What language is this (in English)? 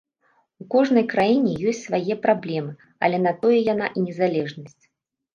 Belarusian